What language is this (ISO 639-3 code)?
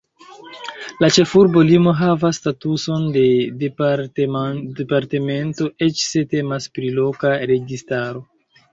epo